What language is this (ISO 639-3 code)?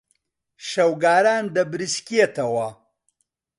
ckb